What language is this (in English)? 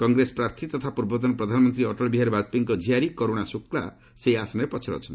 Odia